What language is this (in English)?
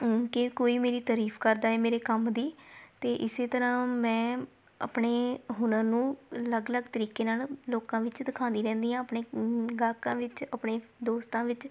Punjabi